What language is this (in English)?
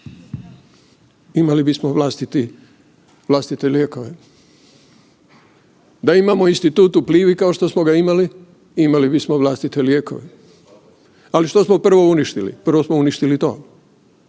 Croatian